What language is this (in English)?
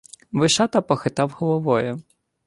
Ukrainian